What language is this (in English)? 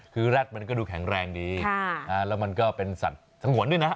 Thai